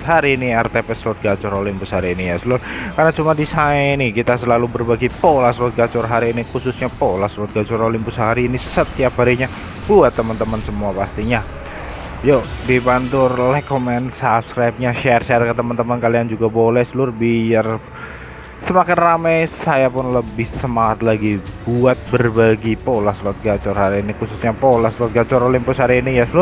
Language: Indonesian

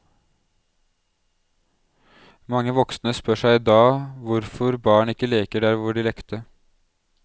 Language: Norwegian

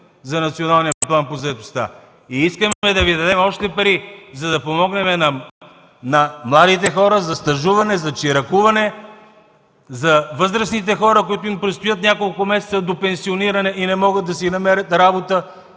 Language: Bulgarian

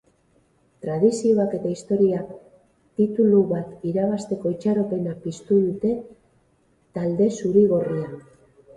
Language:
Basque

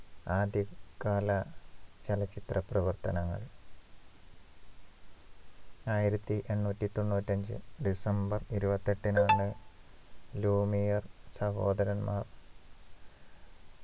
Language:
Malayalam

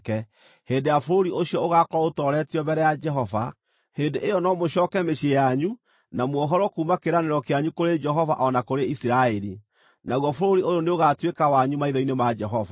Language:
Kikuyu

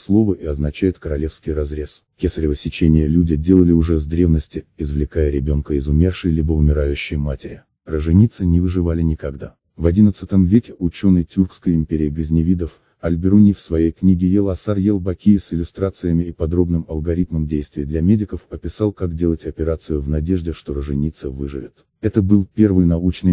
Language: Russian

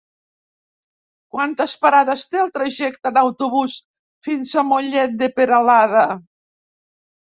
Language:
Catalan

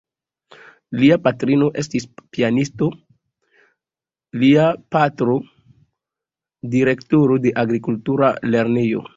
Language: Esperanto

